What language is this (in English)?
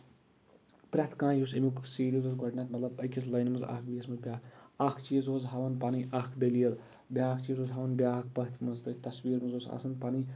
Kashmiri